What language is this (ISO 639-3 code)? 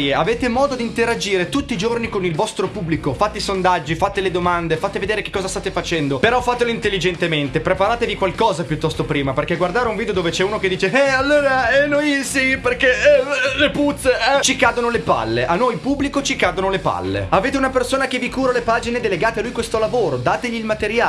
ita